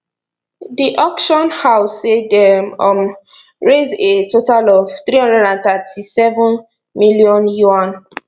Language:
Nigerian Pidgin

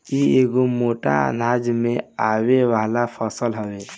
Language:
Bhojpuri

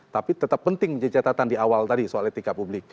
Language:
Indonesian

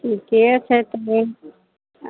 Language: Maithili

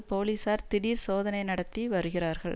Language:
Tamil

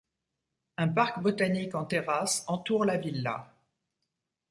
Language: French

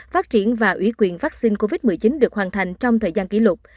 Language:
Vietnamese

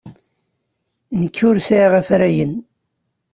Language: Kabyle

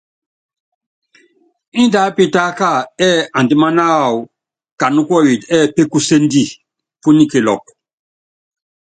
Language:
Yangben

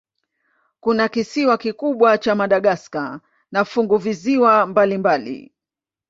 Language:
Swahili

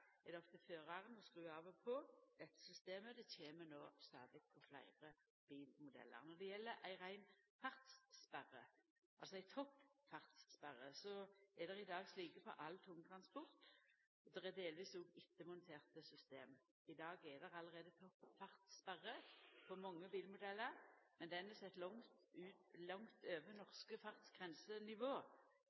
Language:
Norwegian Nynorsk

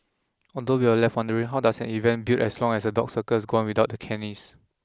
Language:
English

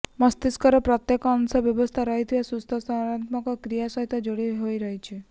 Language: Odia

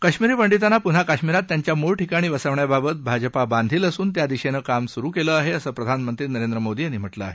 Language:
Marathi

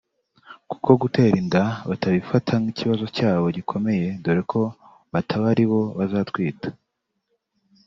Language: Kinyarwanda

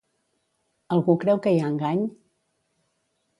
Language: Catalan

